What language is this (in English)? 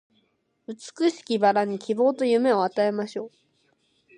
Japanese